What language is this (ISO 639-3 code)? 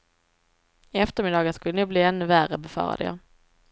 swe